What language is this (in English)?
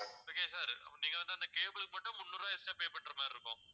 Tamil